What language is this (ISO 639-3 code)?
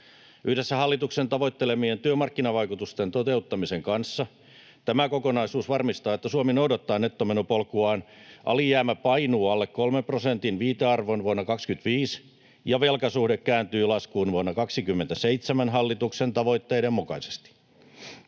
fin